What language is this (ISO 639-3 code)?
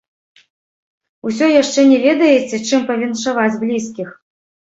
bel